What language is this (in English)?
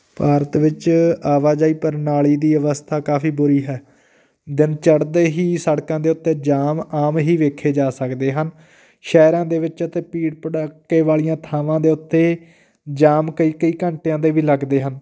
Punjabi